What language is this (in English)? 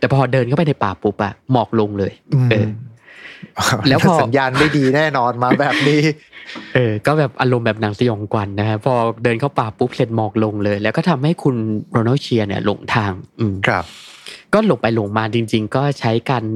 Thai